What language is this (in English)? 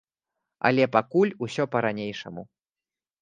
Belarusian